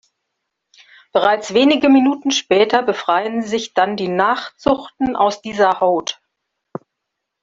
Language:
German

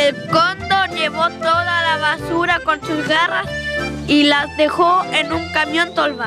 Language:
Spanish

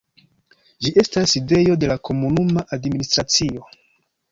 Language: Esperanto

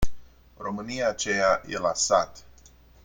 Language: Romanian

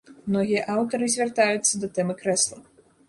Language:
Belarusian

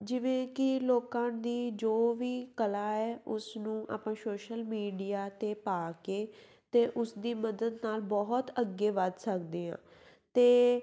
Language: Punjabi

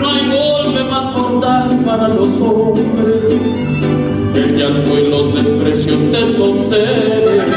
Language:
Romanian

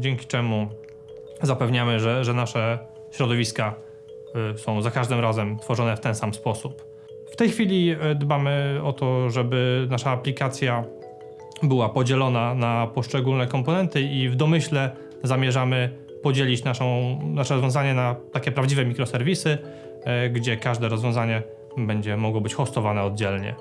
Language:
Polish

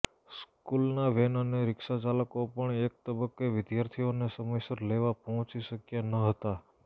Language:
Gujarati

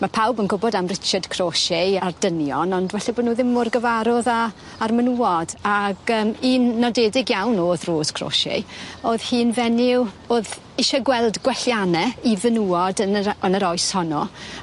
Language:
Welsh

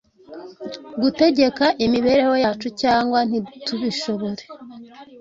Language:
Kinyarwanda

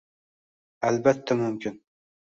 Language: Uzbek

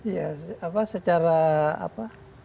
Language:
Indonesian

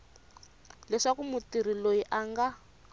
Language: Tsonga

